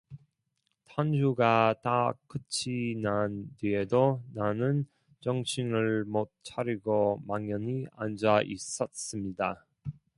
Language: Korean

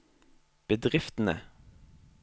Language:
Norwegian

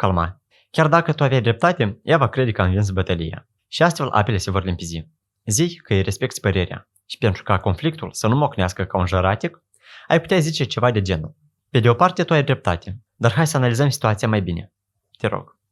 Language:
Romanian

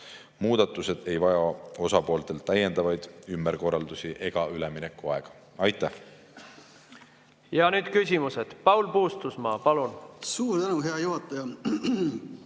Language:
Estonian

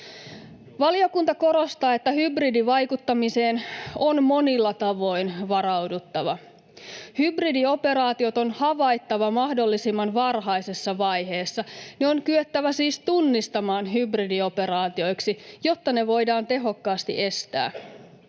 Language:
Finnish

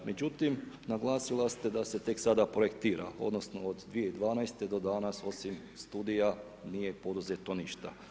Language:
Croatian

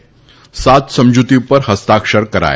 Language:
Gujarati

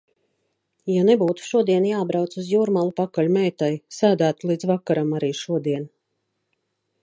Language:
Latvian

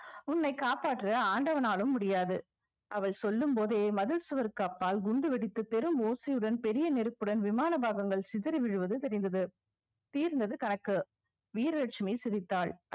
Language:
Tamil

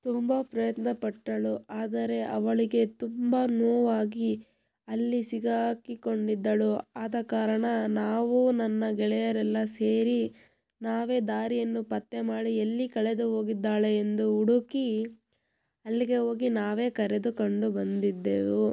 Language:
Kannada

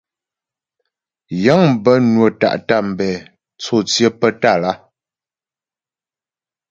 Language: Ghomala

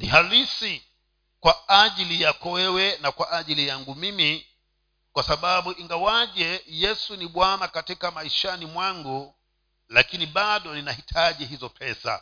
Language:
Swahili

